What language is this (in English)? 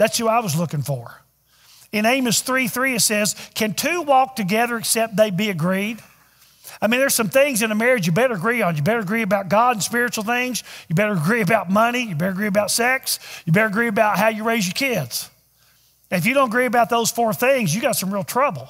English